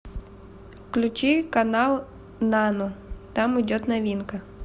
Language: Russian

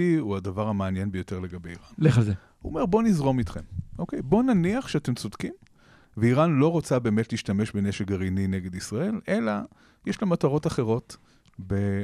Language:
Hebrew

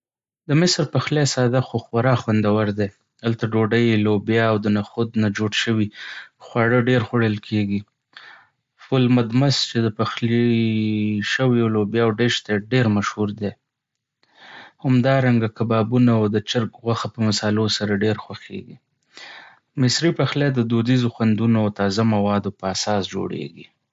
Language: Pashto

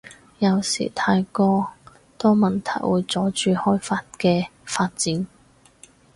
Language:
Cantonese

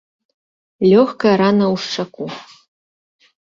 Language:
Belarusian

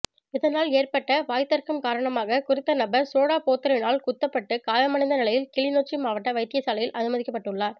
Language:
Tamil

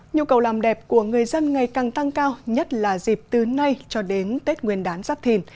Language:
Vietnamese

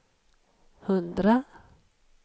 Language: Swedish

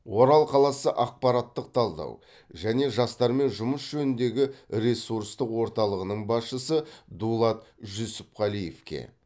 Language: Kazakh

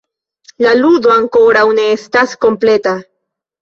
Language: Esperanto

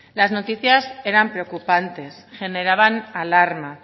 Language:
Spanish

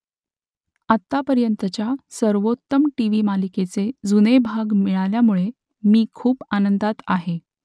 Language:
Marathi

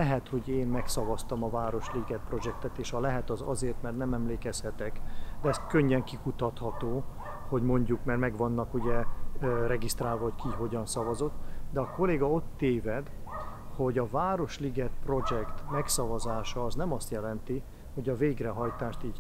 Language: Hungarian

